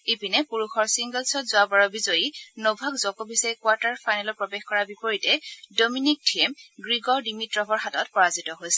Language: Assamese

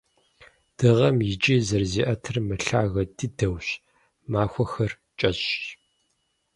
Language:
Kabardian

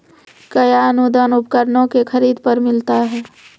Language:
Maithili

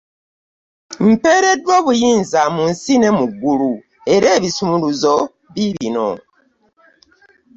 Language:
Ganda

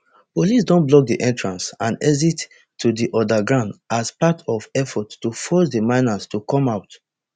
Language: Nigerian Pidgin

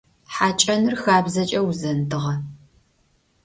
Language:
Adyghe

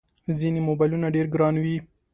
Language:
Pashto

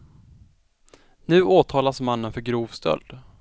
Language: Swedish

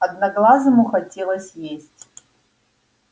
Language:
Russian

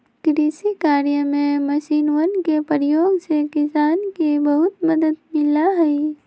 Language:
Magahi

